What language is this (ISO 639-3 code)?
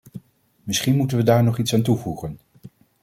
nld